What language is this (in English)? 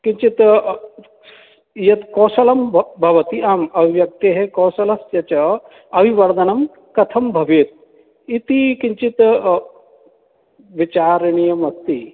Sanskrit